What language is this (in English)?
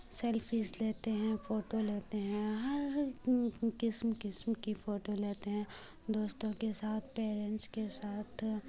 Urdu